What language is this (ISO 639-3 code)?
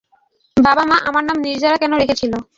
ben